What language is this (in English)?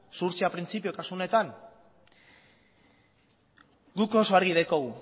Basque